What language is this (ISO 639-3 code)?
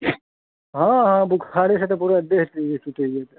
mai